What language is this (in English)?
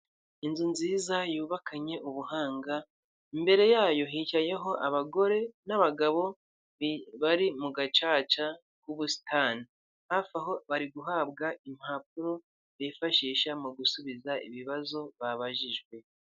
Kinyarwanda